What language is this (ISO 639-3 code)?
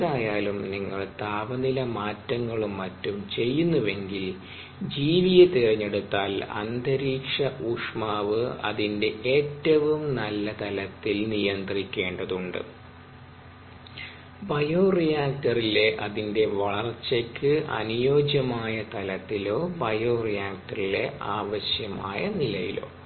mal